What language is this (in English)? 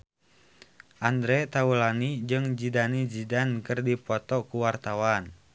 Sundanese